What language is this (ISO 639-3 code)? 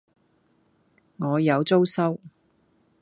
yue